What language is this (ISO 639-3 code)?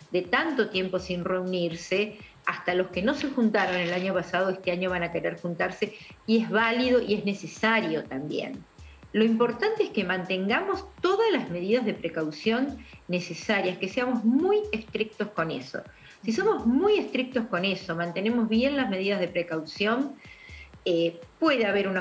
spa